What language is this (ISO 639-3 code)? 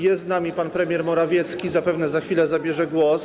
pol